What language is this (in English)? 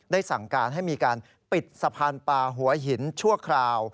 Thai